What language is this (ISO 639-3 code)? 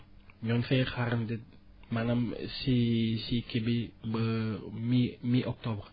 wol